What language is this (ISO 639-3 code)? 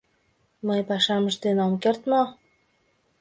chm